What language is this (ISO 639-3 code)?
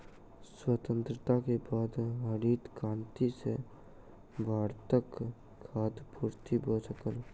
mai